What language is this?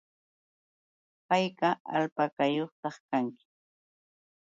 Yauyos Quechua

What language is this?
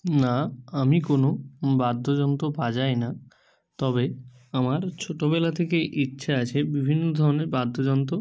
Bangla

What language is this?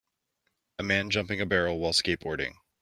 English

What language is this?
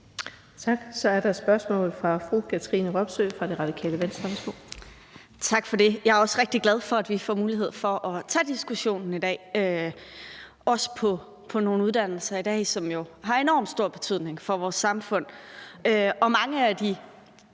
Danish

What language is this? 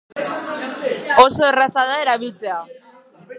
Basque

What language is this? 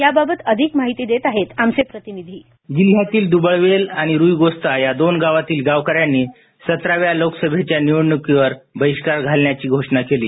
Marathi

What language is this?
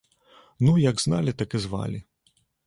Belarusian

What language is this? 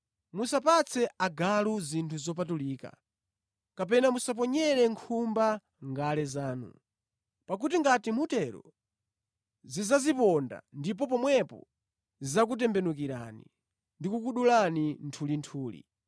Nyanja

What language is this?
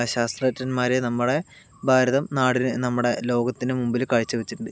Malayalam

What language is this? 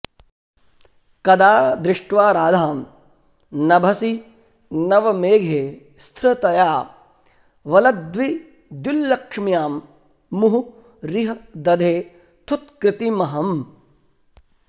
Sanskrit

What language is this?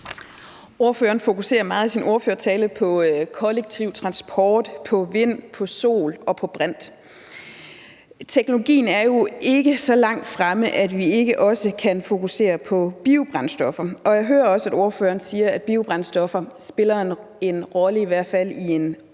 Danish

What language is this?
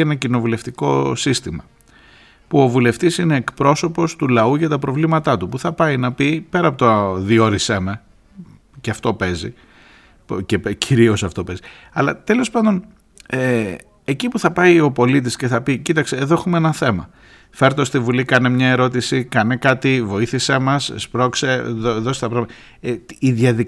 Greek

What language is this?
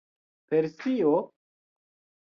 Esperanto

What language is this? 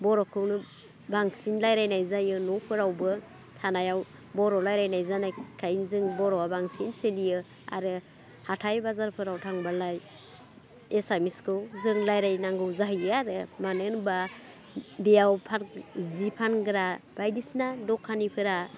Bodo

